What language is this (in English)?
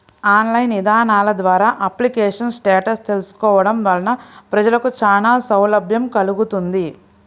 Telugu